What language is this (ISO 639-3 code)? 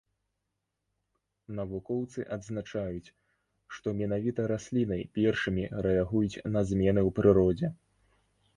bel